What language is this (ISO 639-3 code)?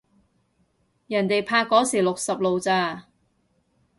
yue